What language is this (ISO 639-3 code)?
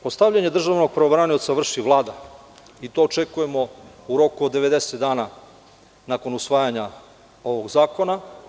srp